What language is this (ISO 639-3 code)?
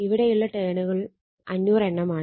mal